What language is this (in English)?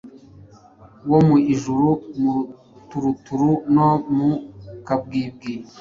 Kinyarwanda